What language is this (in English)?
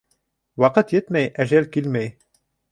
Bashkir